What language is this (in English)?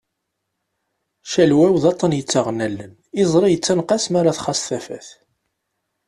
Kabyle